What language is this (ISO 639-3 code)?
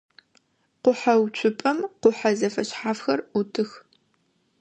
ady